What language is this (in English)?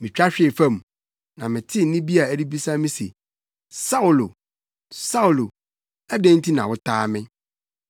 Akan